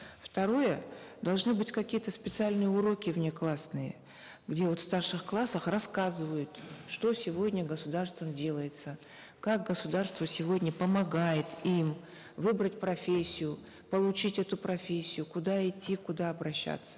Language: Kazakh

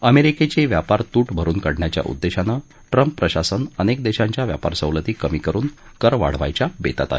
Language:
Marathi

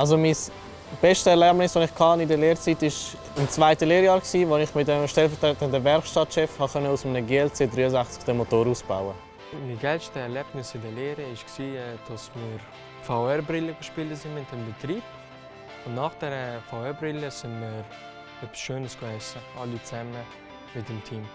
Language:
German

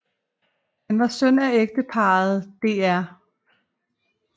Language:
Danish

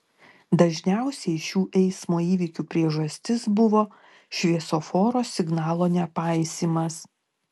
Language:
Lithuanian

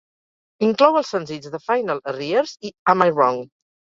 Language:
Catalan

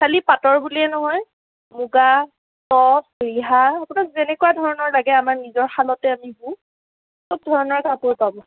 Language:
Assamese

